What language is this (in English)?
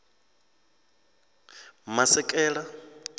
Venda